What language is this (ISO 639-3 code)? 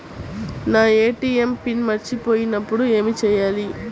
tel